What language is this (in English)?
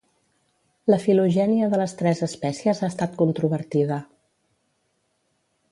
Catalan